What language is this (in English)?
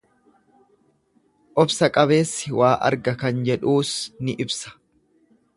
Oromo